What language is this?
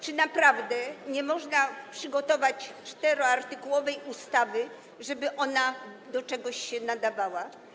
Polish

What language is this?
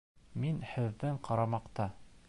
Bashkir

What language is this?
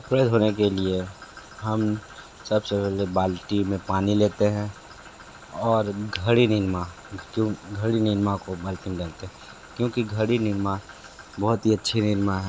Hindi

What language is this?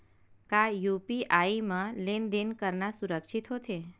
Chhattisgarhi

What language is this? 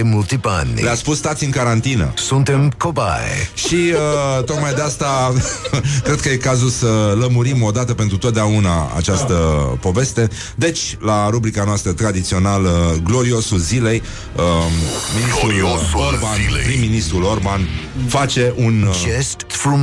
Romanian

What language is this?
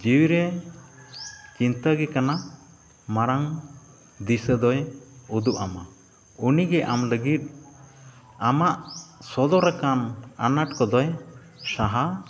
Santali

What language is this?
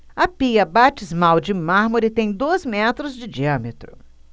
Portuguese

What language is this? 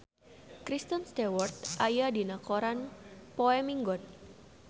Sundanese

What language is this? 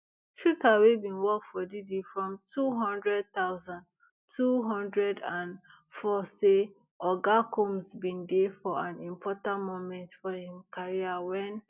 Nigerian Pidgin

